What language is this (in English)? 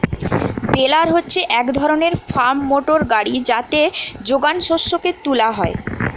Bangla